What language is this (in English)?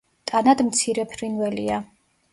Georgian